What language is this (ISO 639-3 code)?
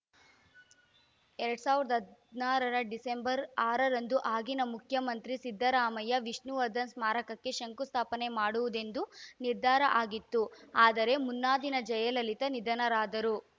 kan